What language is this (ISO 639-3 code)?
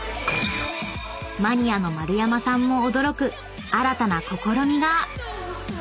jpn